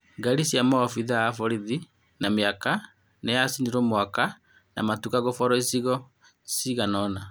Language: Kikuyu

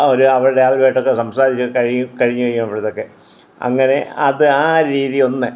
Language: Malayalam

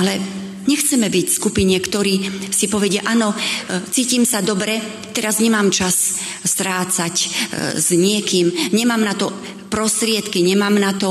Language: Slovak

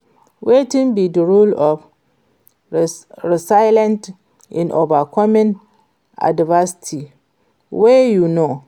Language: Nigerian Pidgin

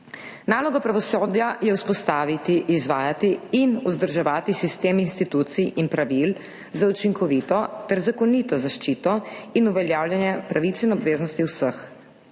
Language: Slovenian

